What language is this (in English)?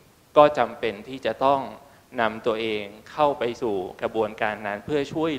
Thai